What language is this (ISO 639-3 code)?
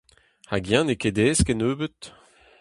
bre